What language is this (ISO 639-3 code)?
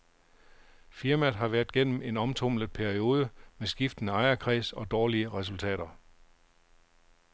dan